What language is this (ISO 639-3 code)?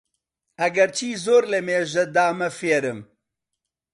ckb